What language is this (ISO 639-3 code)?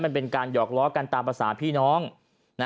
tha